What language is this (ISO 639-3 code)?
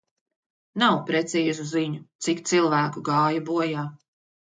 lav